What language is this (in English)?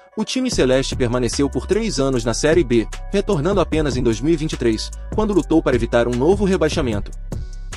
Portuguese